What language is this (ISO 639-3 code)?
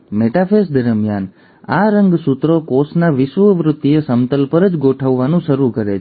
guj